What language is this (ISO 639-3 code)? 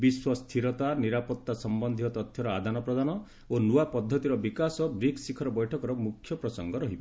ori